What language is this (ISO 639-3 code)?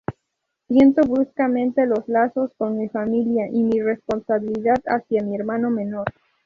spa